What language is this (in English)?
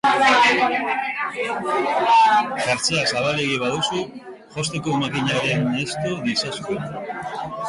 Basque